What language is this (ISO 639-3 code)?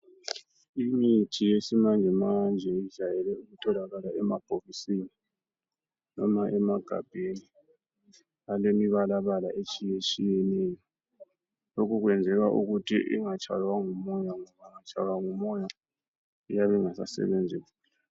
nde